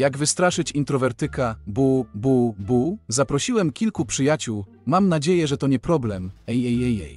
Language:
Polish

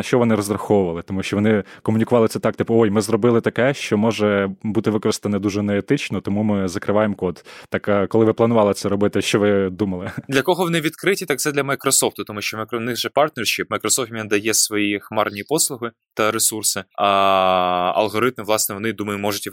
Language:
Ukrainian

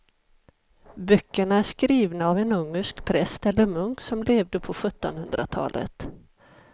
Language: Swedish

